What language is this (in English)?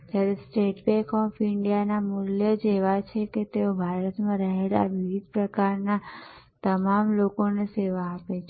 Gujarati